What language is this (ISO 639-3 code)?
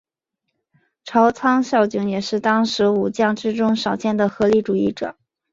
zho